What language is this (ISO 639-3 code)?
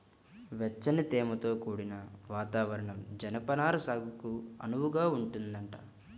tel